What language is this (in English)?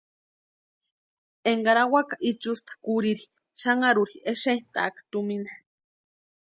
Western Highland Purepecha